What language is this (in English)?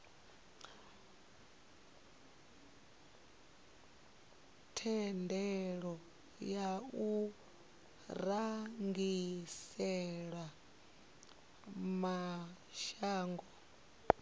Venda